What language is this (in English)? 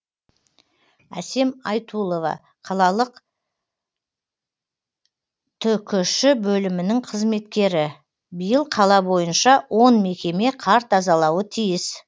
Kazakh